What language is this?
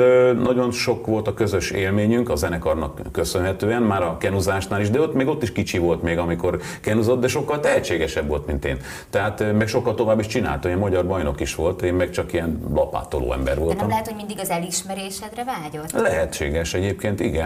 Hungarian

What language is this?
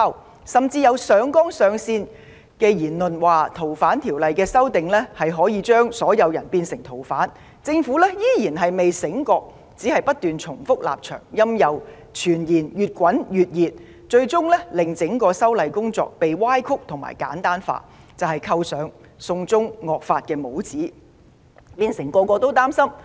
Cantonese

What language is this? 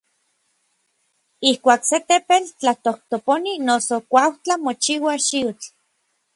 Orizaba Nahuatl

